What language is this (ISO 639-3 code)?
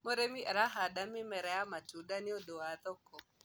kik